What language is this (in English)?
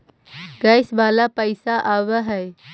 Magahi